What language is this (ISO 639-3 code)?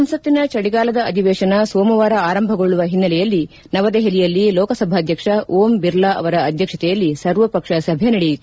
kan